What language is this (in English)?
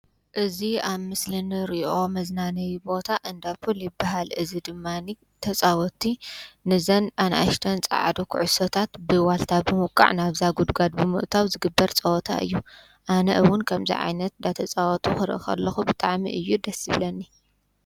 Tigrinya